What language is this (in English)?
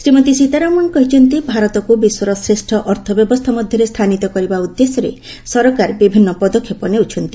Odia